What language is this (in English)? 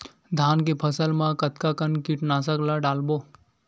Chhattisgarhi